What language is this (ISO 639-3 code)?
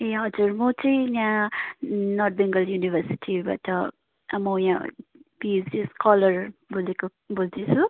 nep